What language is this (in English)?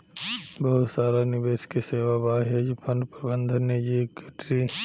Bhojpuri